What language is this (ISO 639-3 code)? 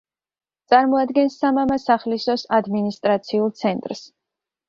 kat